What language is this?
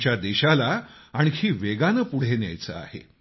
Marathi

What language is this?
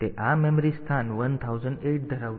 Gujarati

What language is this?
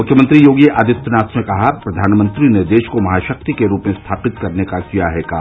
Hindi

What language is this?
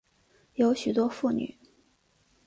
Chinese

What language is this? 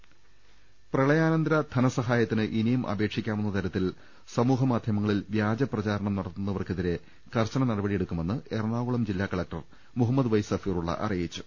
Malayalam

